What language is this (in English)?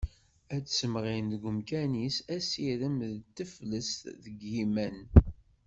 Kabyle